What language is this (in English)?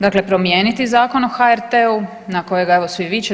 Croatian